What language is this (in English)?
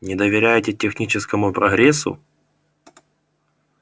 Russian